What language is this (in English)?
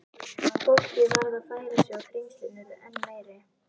Icelandic